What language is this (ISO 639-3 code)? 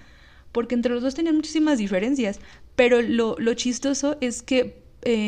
spa